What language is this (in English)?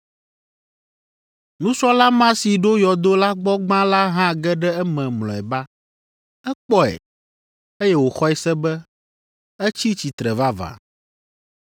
Ewe